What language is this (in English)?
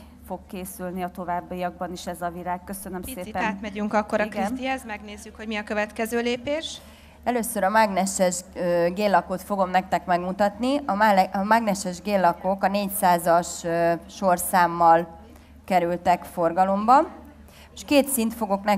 Hungarian